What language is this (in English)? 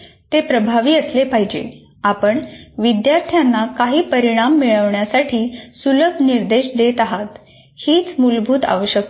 Marathi